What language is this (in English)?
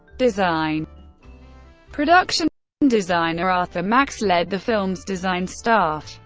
English